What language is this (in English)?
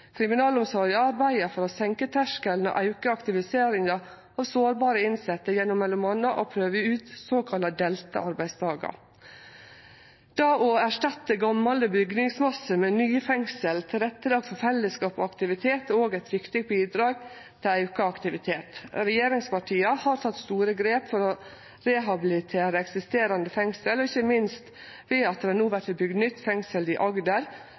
Norwegian Nynorsk